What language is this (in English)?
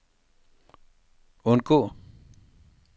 Danish